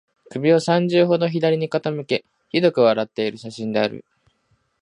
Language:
Japanese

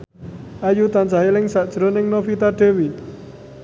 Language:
Javanese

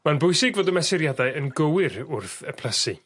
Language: Welsh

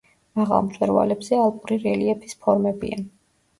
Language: Georgian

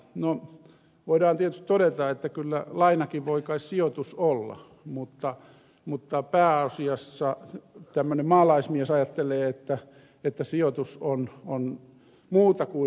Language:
Finnish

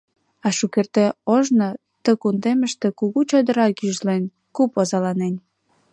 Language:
Mari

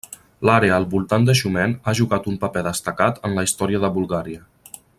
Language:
Catalan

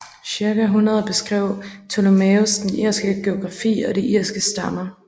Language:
Danish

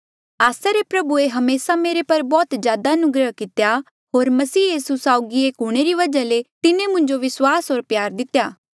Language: Mandeali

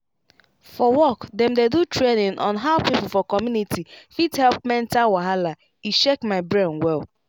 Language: Nigerian Pidgin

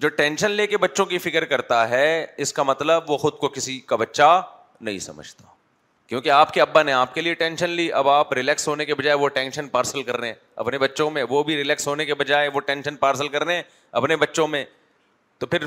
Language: Urdu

